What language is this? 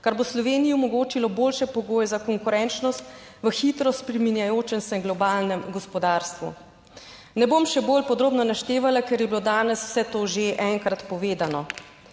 Slovenian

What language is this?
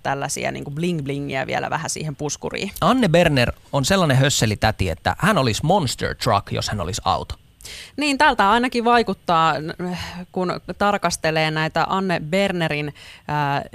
Finnish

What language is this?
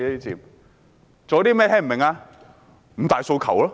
Cantonese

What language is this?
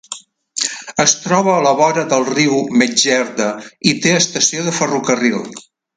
Catalan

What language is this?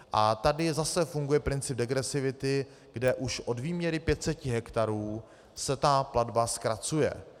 Czech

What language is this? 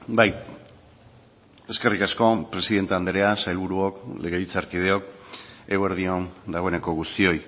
Basque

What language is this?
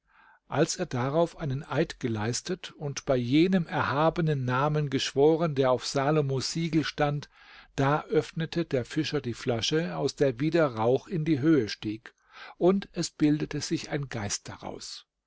German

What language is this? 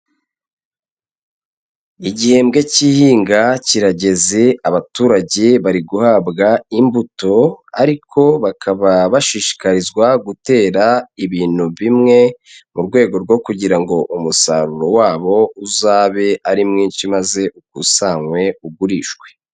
Kinyarwanda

